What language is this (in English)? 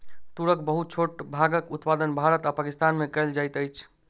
Maithili